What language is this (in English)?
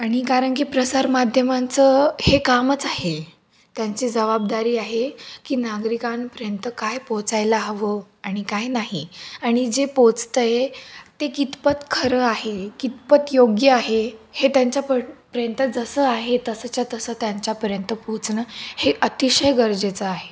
Marathi